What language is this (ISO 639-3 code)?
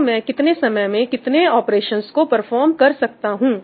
hin